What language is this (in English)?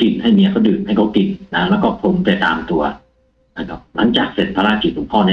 Thai